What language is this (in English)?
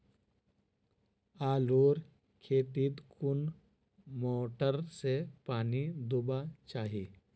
Magahi